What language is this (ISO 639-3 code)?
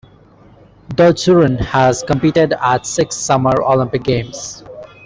eng